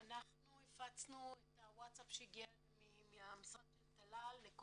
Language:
Hebrew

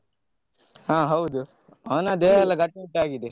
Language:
Kannada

